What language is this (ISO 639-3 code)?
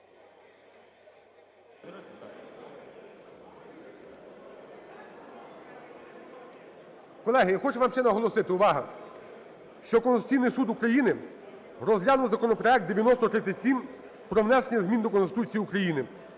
ukr